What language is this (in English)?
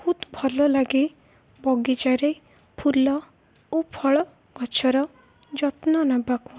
Odia